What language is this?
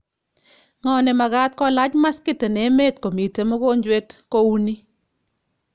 Kalenjin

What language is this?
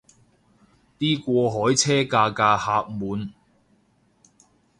Cantonese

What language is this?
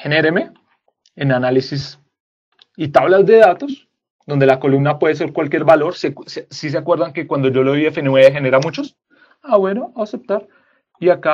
Spanish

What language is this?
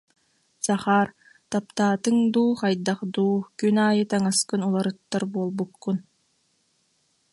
Yakut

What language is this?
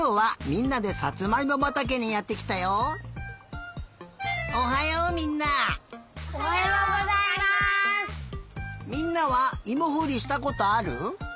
Japanese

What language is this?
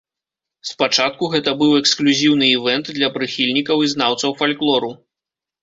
Belarusian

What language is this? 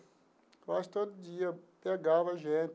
Portuguese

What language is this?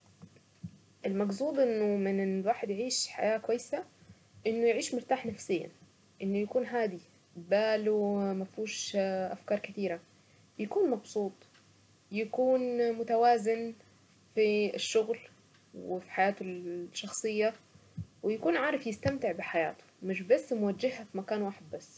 Saidi Arabic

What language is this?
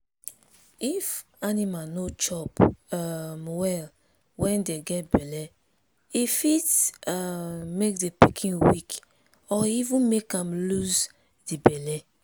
Nigerian Pidgin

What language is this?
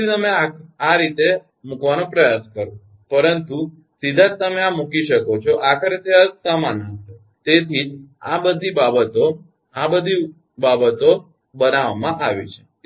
Gujarati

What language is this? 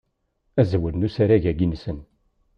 Kabyle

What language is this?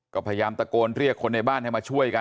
Thai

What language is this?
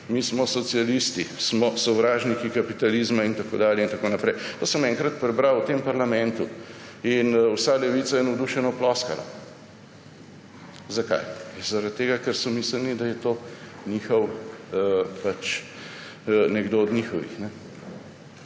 Slovenian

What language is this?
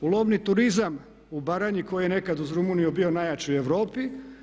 Croatian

